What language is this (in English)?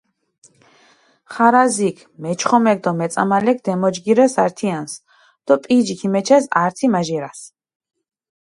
Mingrelian